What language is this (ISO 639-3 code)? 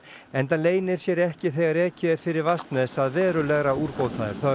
isl